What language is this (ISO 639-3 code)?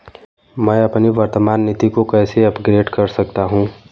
hin